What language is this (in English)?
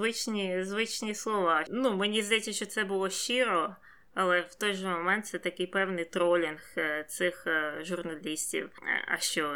Ukrainian